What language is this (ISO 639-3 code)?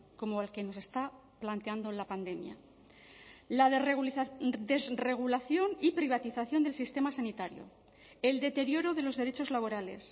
spa